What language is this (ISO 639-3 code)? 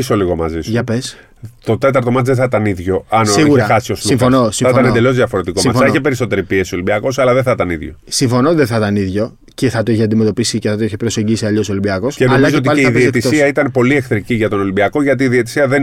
ell